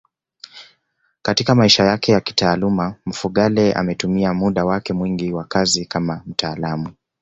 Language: Swahili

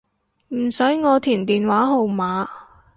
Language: Cantonese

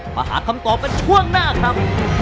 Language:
Thai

